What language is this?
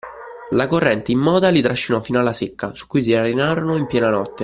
Italian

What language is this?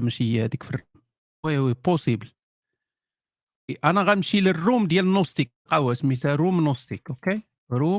Arabic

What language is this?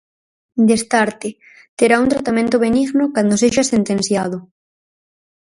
Galician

